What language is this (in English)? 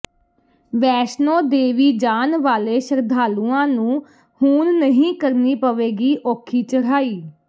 Punjabi